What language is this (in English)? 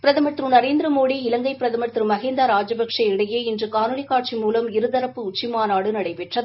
Tamil